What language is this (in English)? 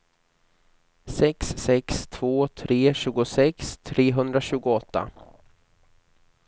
Swedish